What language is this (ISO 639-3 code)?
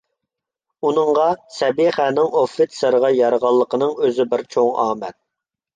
uig